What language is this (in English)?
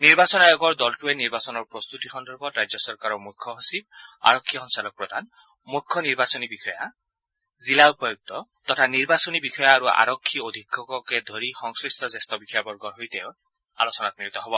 Assamese